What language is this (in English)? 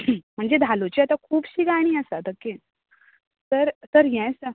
Konkani